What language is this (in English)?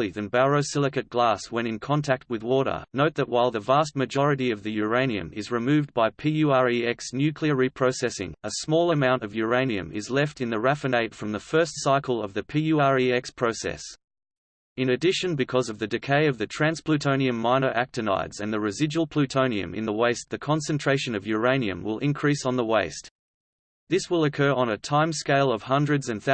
English